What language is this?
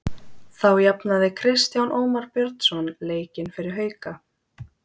Icelandic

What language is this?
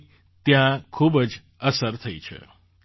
Gujarati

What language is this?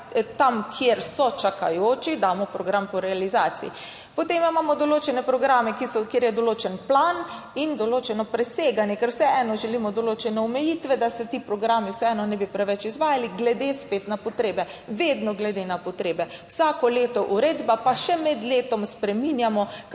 Slovenian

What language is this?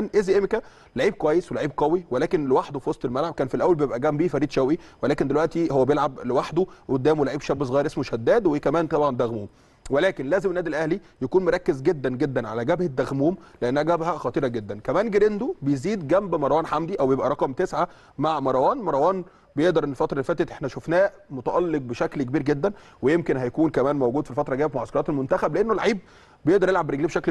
Arabic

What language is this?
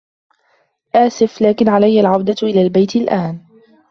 Arabic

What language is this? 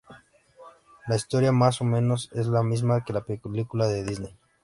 Spanish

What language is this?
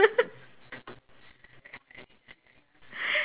English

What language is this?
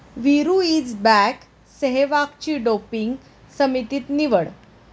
Marathi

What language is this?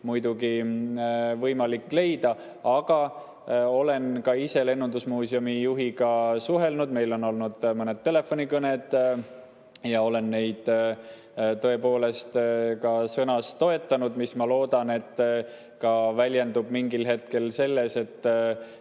Estonian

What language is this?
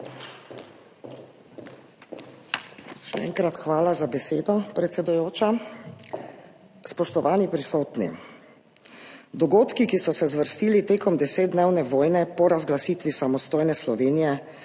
Slovenian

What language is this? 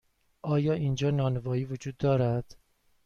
Persian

